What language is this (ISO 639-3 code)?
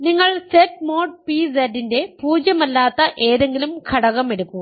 mal